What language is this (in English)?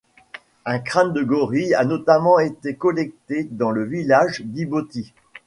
French